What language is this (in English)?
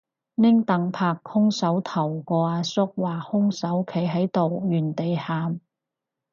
Cantonese